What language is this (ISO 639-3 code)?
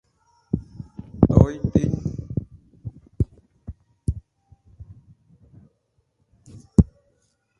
vie